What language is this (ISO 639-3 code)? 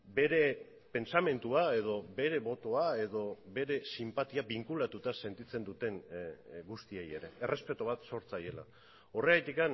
eus